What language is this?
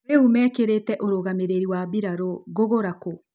Kikuyu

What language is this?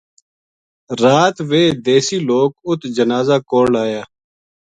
Gujari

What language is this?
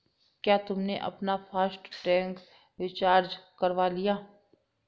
Hindi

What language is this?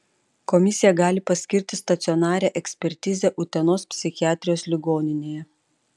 Lithuanian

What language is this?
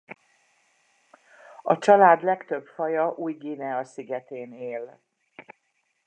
Hungarian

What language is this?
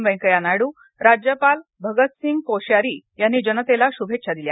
Marathi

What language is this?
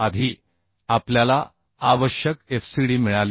Marathi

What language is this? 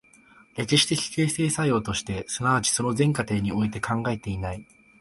Japanese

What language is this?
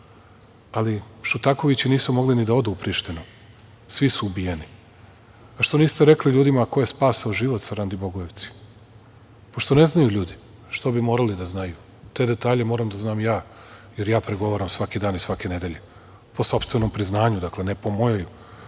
Serbian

